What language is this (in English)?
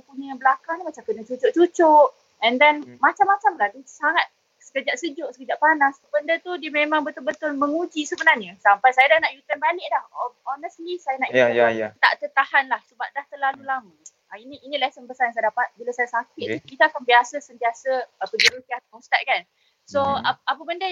Malay